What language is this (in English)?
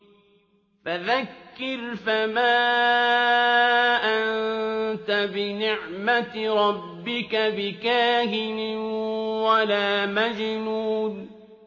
Arabic